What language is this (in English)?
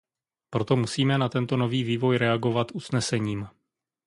Czech